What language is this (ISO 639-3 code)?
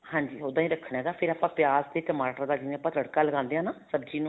pan